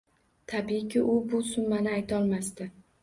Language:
Uzbek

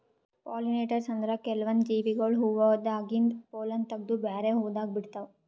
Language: Kannada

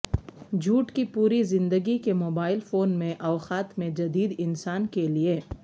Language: Urdu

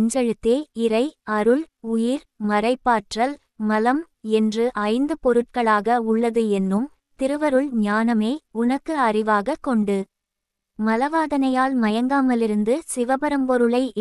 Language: Tamil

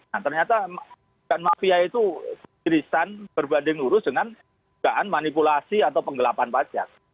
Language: Indonesian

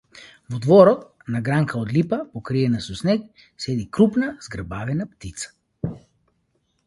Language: Macedonian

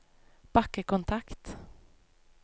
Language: Norwegian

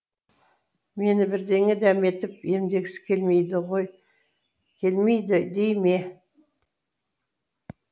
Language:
Kazakh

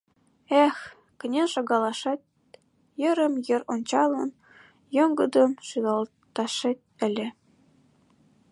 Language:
Mari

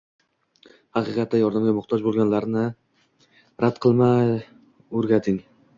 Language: Uzbek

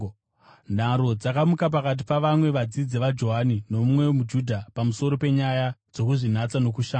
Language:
Shona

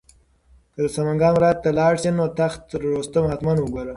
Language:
Pashto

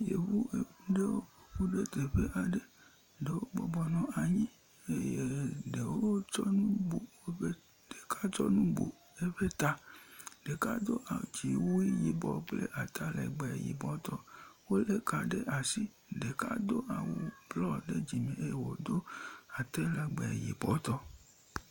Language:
Ewe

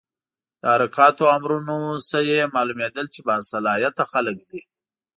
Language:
Pashto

